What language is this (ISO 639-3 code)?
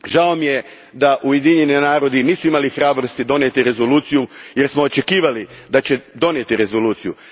hrv